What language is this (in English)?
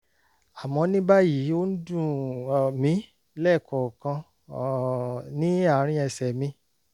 Yoruba